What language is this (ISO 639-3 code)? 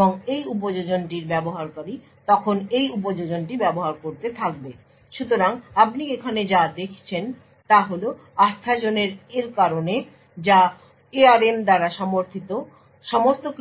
ben